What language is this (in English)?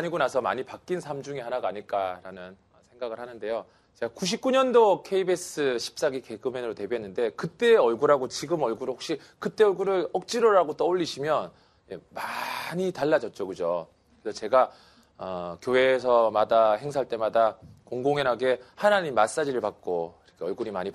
Korean